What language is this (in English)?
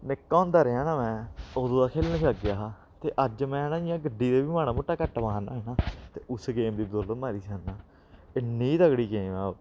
Dogri